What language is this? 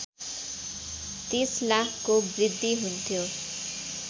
Nepali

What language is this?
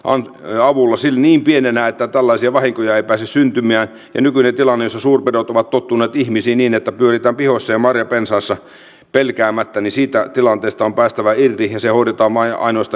Finnish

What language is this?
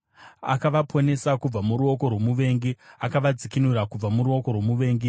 Shona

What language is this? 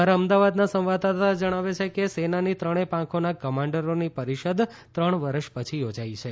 Gujarati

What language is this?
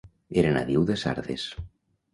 Catalan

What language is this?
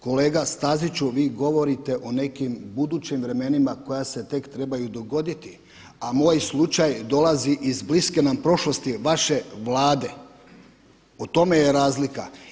Croatian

